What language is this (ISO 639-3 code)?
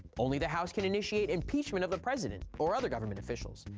eng